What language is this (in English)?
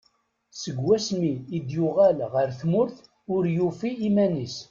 Kabyle